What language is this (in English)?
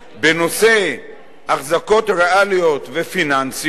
Hebrew